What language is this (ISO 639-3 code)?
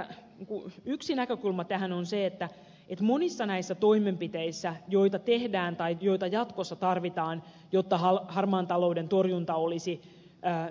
fin